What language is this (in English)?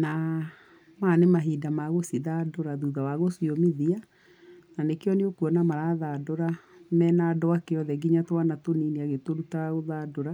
Kikuyu